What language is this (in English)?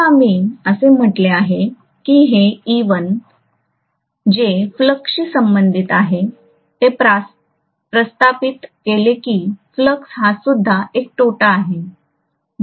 Marathi